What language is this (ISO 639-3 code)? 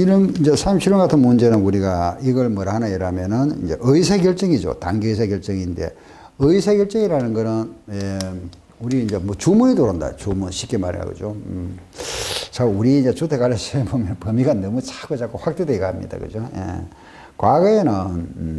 kor